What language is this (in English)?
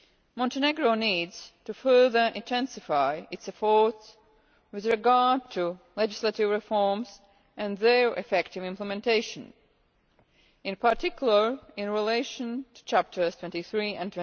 English